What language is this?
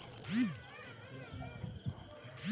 Magahi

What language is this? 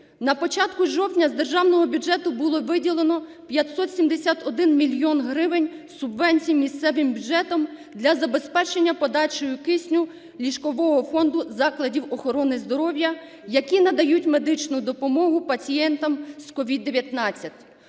Ukrainian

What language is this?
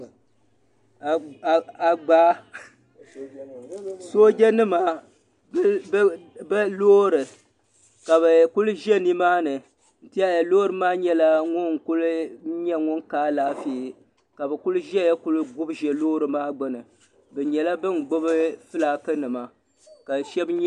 Dagbani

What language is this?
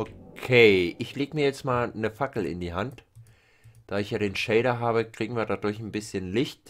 German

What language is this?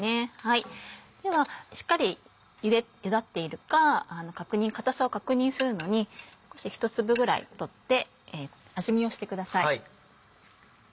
Japanese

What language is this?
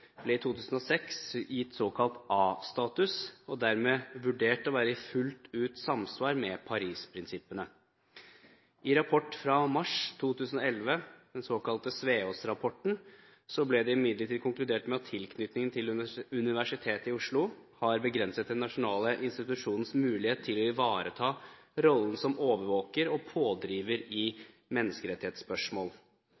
Norwegian Bokmål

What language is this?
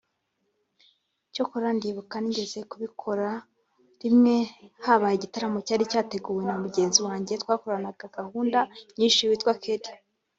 Kinyarwanda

